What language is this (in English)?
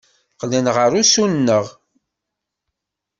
Kabyle